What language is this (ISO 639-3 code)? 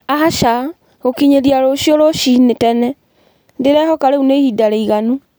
kik